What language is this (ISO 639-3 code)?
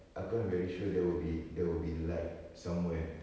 eng